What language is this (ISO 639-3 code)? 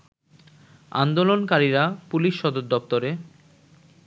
ben